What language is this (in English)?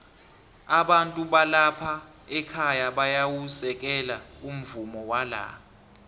South Ndebele